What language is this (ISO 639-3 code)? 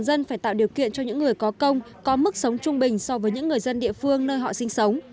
vie